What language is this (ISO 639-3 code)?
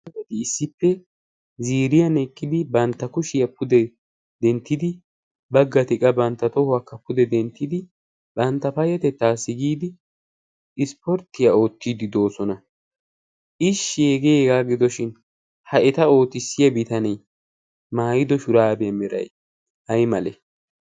wal